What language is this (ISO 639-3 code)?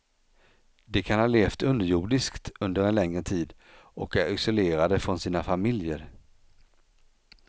swe